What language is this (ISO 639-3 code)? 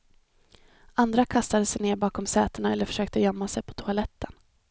swe